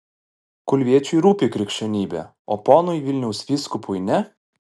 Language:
Lithuanian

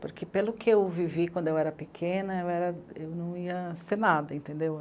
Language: Portuguese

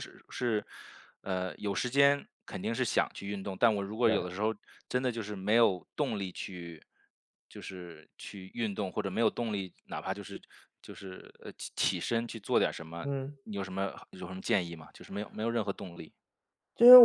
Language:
Chinese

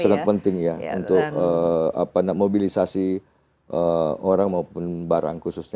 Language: Indonesian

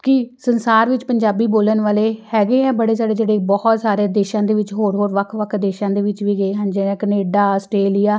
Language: Punjabi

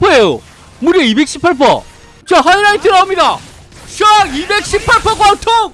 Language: Korean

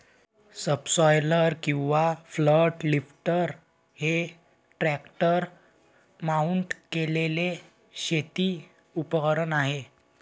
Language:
Marathi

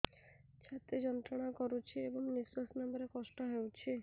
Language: Odia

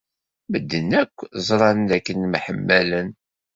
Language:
Kabyle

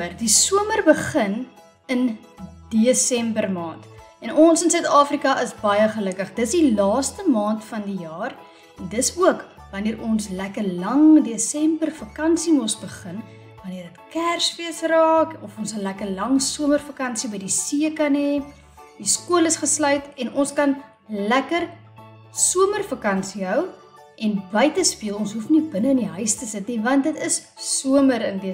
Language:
Dutch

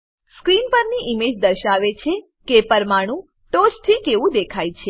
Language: Gujarati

